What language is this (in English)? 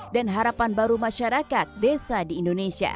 Indonesian